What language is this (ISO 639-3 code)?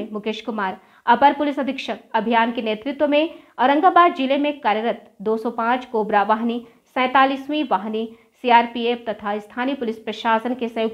hin